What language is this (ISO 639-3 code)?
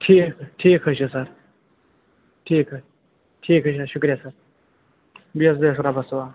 kas